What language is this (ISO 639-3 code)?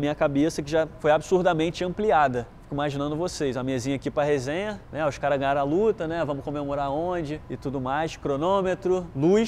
por